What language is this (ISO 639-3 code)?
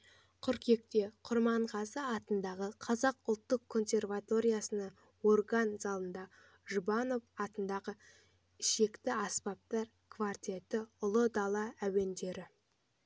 kaz